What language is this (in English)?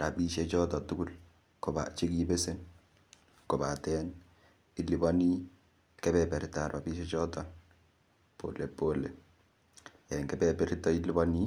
Kalenjin